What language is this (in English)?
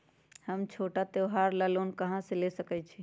Magahi